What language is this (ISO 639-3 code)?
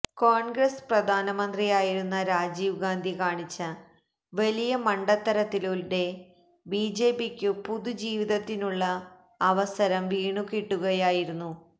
mal